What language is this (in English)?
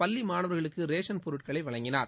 Tamil